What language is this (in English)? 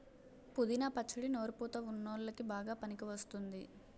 Telugu